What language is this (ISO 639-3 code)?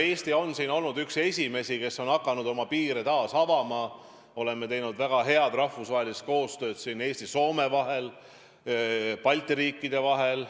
est